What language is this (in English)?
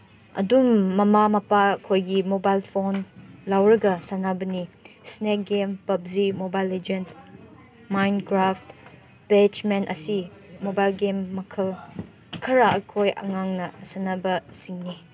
Manipuri